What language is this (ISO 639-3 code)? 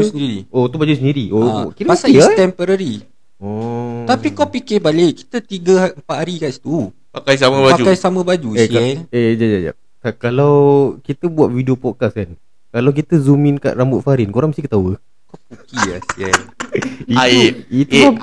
msa